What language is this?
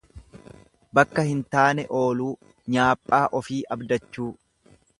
Oromo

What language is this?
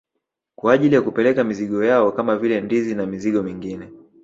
Swahili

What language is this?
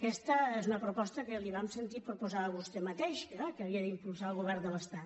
Catalan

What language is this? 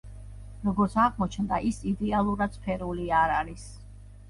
Georgian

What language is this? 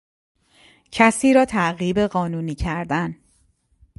Persian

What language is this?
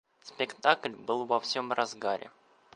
Russian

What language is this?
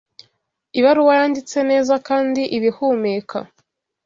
Kinyarwanda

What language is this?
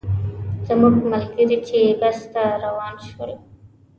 Pashto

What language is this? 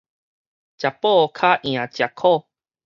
Min Nan Chinese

